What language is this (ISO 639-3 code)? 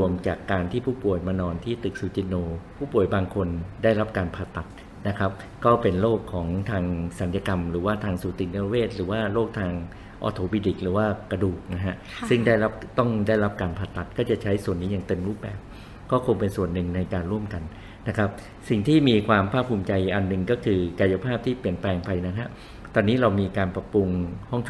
tha